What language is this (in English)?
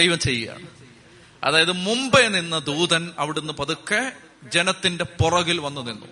Malayalam